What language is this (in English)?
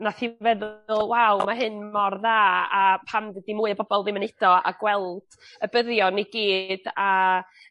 Welsh